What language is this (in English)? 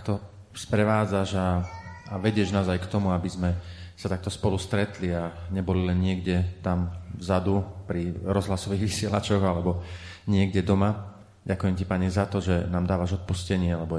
Slovak